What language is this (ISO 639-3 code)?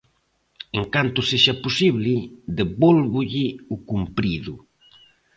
glg